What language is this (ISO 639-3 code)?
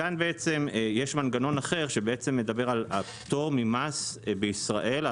heb